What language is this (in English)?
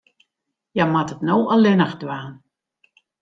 Western Frisian